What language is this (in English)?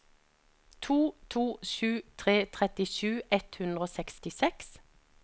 Norwegian